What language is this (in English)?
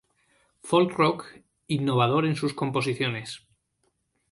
Spanish